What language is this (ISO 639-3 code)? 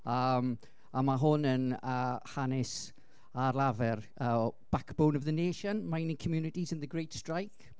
cym